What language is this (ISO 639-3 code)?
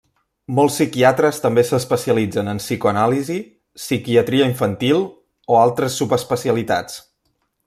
cat